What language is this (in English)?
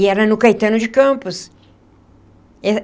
Portuguese